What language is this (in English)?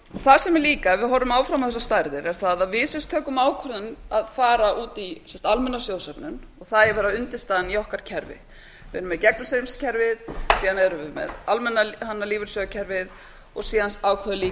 Icelandic